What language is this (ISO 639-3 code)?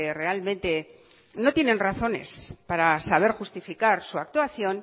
spa